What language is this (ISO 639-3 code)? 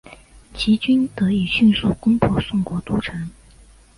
zho